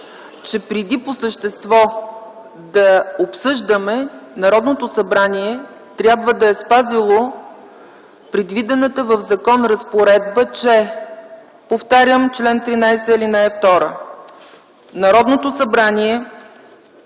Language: Bulgarian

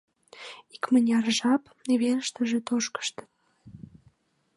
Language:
Mari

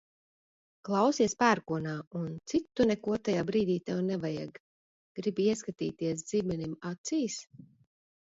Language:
Latvian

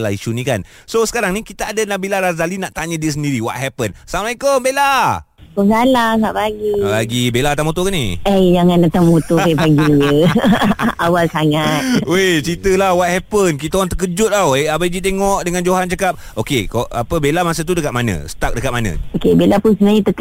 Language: Malay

